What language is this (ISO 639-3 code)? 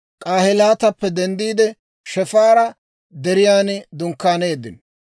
dwr